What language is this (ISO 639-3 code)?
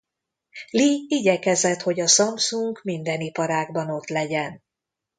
hun